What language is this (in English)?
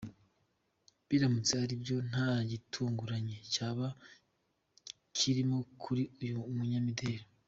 Kinyarwanda